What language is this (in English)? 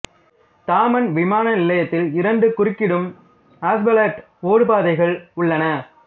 Tamil